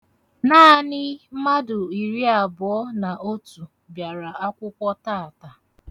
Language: Igbo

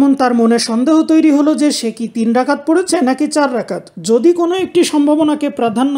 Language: Turkish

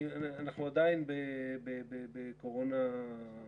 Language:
Hebrew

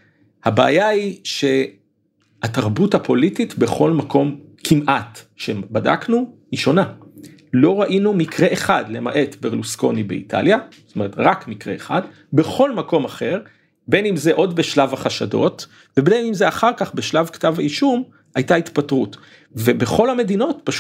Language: Hebrew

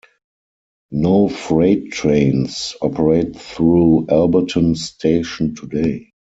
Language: English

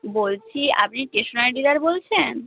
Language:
Bangla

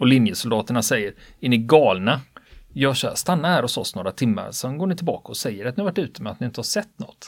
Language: Swedish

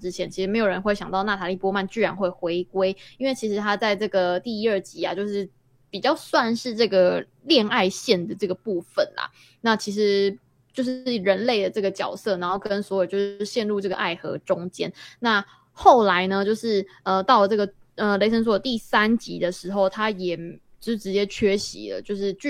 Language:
Chinese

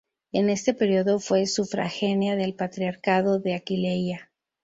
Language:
Spanish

